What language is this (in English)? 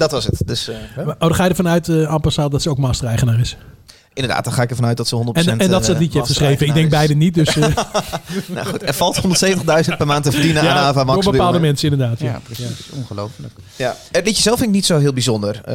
Dutch